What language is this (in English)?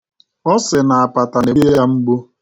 Igbo